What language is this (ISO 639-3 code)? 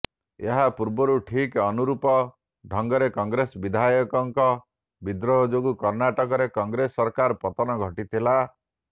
ori